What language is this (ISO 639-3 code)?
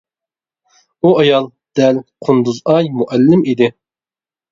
uig